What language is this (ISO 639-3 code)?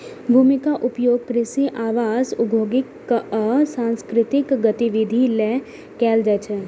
mai